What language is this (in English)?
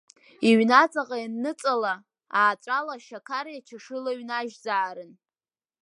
Abkhazian